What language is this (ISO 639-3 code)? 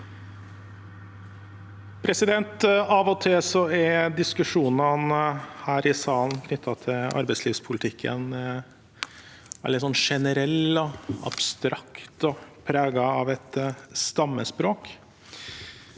nor